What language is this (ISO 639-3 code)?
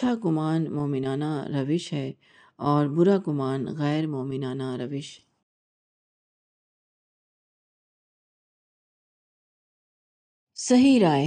urd